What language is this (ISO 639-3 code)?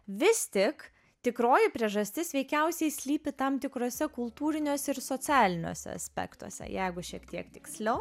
lit